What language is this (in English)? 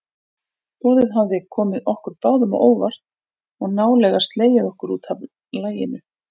Icelandic